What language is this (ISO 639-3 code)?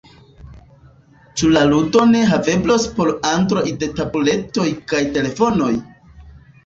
epo